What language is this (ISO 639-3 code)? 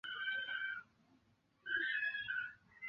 zho